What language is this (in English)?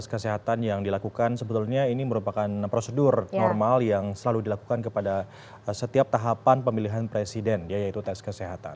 Indonesian